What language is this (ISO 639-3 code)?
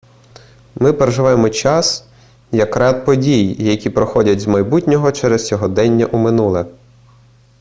ukr